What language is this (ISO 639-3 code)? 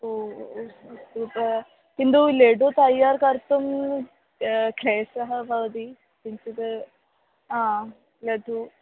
san